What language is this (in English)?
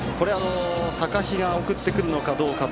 Japanese